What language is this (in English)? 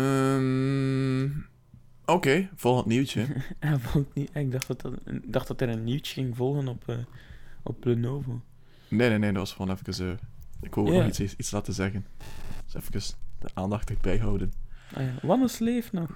Dutch